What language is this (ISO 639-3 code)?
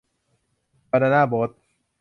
tha